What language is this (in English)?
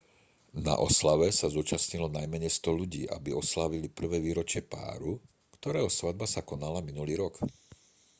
Slovak